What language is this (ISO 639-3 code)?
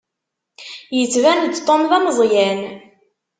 kab